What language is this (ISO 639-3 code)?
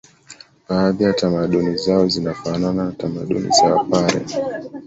swa